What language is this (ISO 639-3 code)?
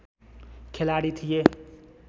nep